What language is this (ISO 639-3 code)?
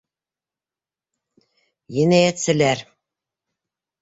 bak